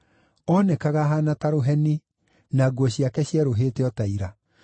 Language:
Kikuyu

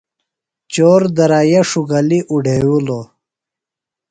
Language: Phalura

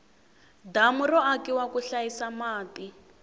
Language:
Tsonga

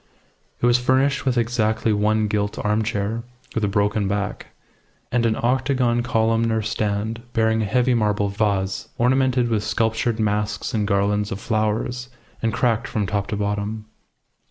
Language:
English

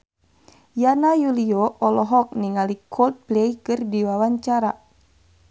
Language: Sundanese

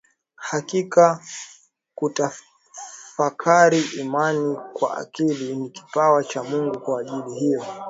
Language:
Swahili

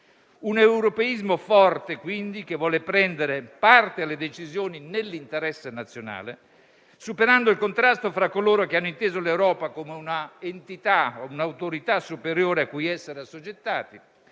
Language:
Italian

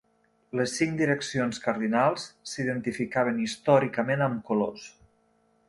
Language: Catalan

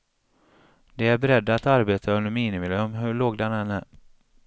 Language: Swedish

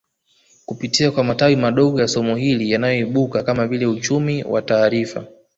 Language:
Swahili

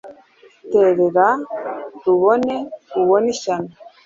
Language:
Kinyarwanda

